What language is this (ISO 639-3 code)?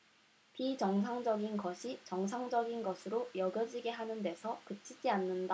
kor